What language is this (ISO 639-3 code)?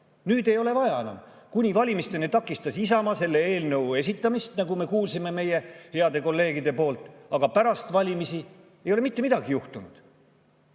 est